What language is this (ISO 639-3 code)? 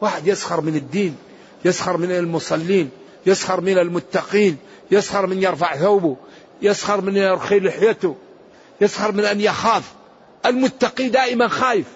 ara